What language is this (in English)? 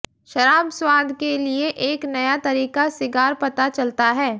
Hindi